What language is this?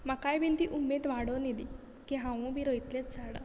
Konkani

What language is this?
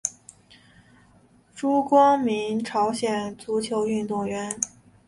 Chinese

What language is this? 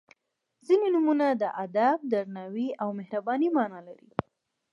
Pashto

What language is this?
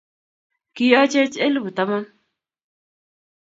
Kalenjin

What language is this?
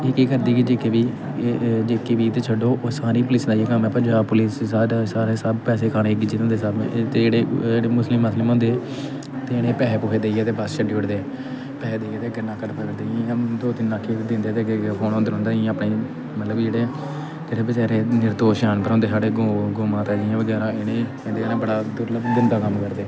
Dogri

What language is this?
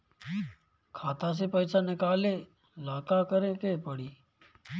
Bhojpuri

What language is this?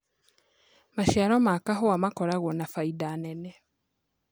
Kikuyu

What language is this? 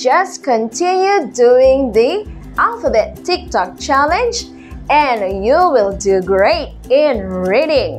English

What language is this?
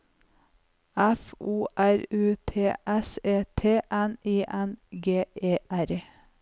Norwegian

